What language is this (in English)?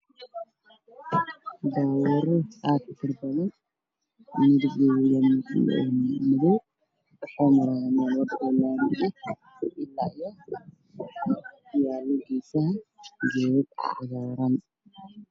Somali